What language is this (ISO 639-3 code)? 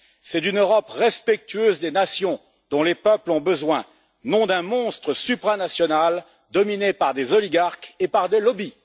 fra